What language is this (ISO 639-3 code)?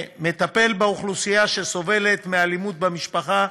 heb